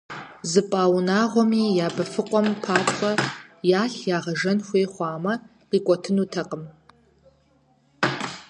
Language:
Kabardian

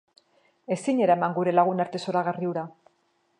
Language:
Basque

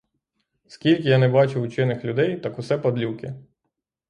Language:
Ukrainian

